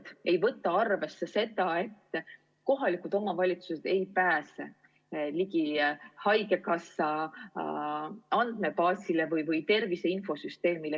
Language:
Estonian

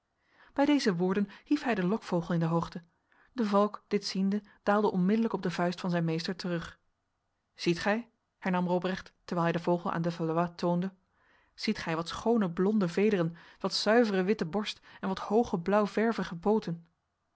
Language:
Dutch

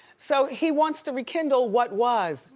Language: English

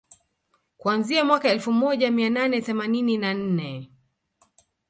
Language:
Swahili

